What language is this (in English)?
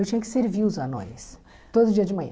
Portuguese